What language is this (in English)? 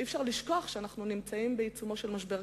Hebrew